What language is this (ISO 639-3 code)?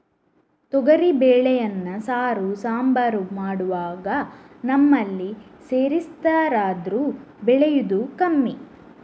kan